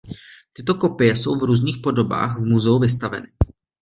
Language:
Czech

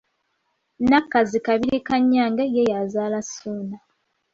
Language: Ganda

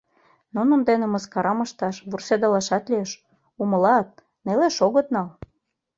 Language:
Mari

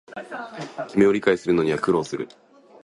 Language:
Japanese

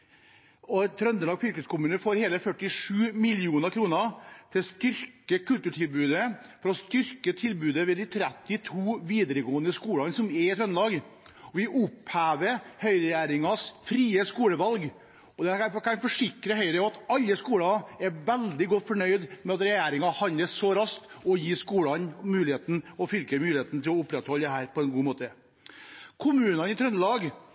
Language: Norwegian Bokmål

